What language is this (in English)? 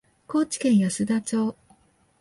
Japanese